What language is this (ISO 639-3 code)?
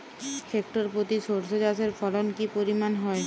ben